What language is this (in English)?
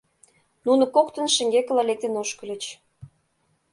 Mari